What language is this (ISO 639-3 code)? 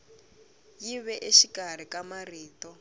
tso